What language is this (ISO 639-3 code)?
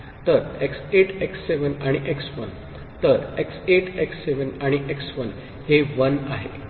mar